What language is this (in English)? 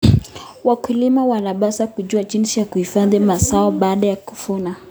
Kalenjin